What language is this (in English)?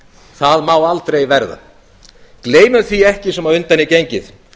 Icelandic